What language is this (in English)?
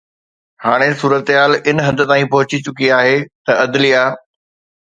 Sindhi